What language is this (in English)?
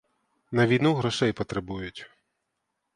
Ukrainian